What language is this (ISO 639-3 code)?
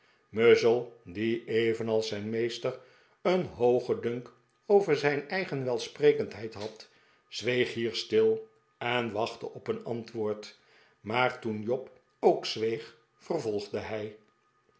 nld